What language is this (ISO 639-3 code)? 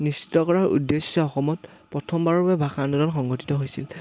asm